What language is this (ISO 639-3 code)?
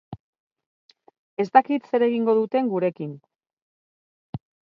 eus